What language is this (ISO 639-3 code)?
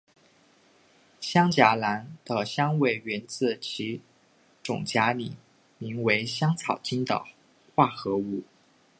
zho